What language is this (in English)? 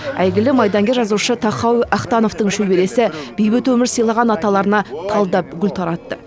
Kazakh